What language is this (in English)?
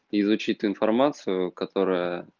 Russian